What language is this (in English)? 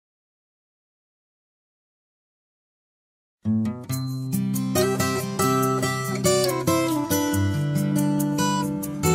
Spanish